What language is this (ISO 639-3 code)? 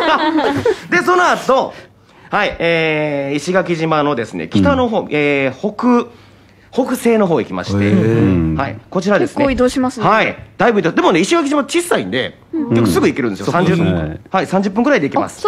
jpn